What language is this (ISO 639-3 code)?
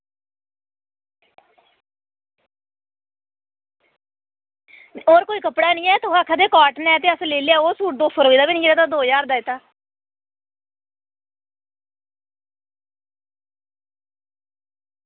doi